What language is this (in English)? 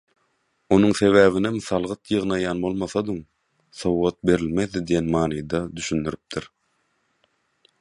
Turkmen